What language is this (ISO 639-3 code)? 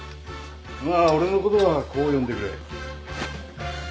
jpn